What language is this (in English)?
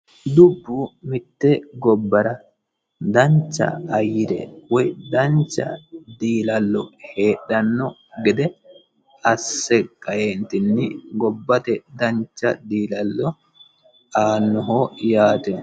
Sidamo